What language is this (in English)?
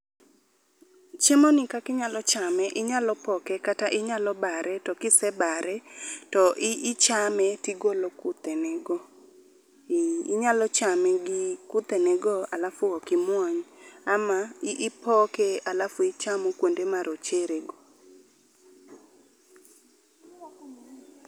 Luo (Kenya and Tanzania)